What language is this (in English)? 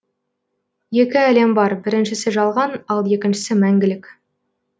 Kazakh